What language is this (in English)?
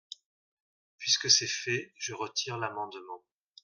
French